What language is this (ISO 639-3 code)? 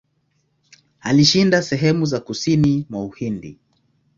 swa